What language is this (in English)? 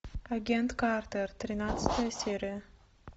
Russian